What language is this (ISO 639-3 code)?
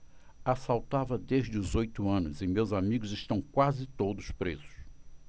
por